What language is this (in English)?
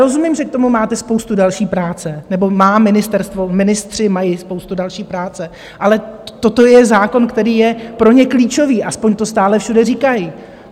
Czech